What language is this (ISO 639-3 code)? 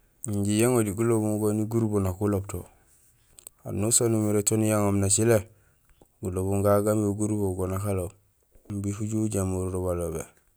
gsl